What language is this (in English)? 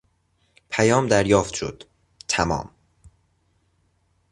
Persian